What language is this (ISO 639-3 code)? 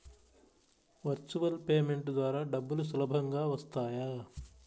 tel